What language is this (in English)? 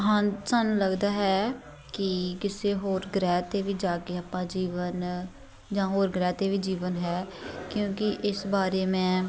Punjabi